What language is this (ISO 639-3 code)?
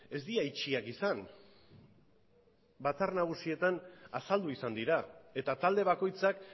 eus